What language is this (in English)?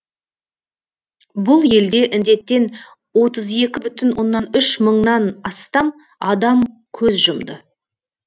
Kazakh